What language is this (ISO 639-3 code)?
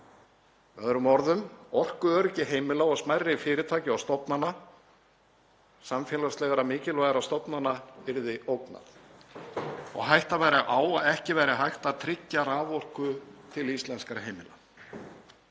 isl